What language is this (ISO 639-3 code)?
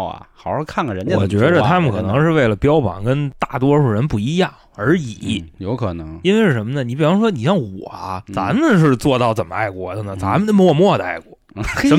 zho